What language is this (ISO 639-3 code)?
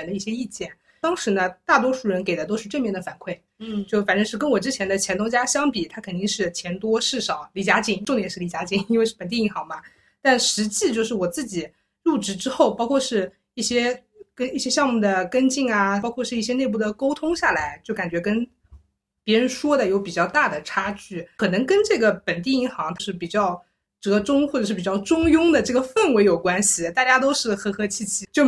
zho